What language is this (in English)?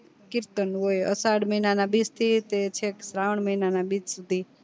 Gujarati